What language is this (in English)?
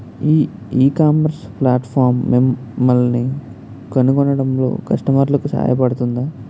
Telugu